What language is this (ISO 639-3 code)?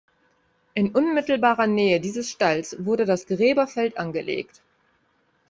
deu